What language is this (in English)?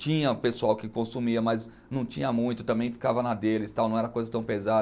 Portuguese